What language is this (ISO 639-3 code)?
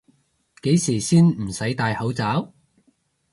yue